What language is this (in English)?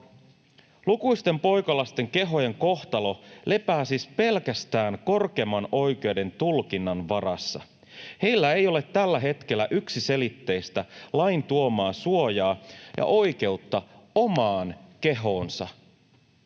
Finnish